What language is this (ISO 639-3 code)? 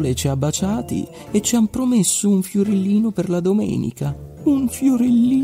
ita